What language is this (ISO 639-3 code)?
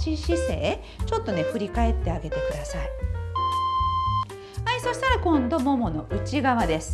jpn